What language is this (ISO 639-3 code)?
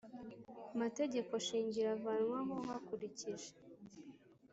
kin